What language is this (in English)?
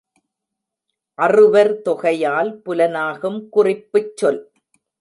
Tamil